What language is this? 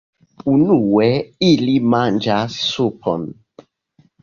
Esperanto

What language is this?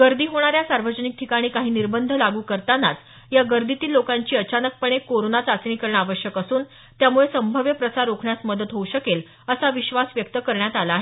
Marathi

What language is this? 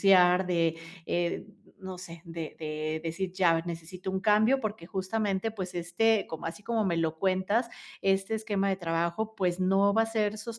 Spanish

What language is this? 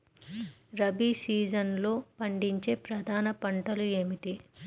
Telugu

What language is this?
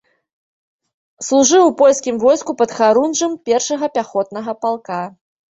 Belarusian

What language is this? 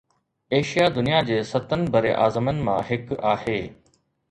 Sindhi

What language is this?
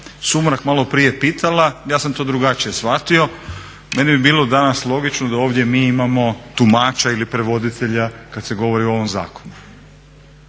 Croatian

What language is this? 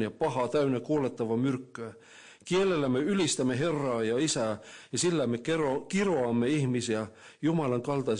Finnish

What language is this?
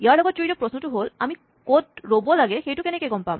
Assamese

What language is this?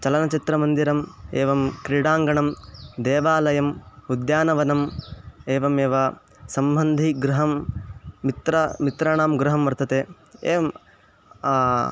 Sanskrit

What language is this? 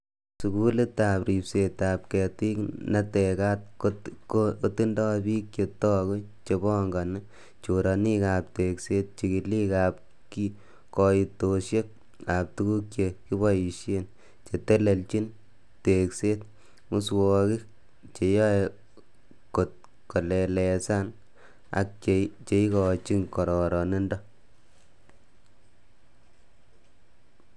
Kalenjin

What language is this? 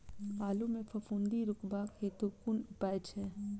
Maithili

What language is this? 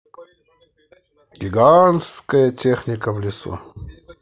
Russian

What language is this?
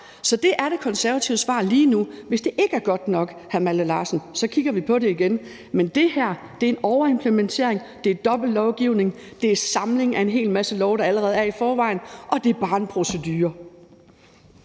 Danish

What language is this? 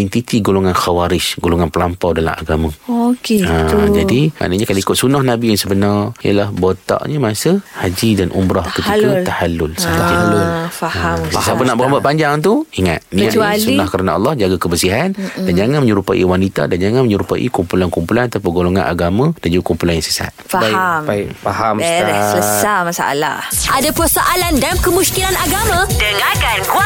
Malay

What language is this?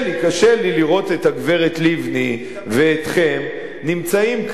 Hebrew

